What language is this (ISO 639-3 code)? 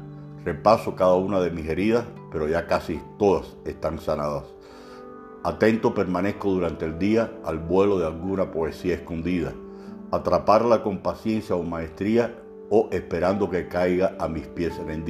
spa